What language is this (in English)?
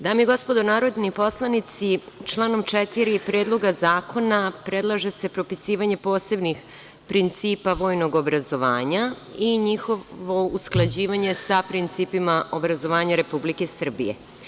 Serbian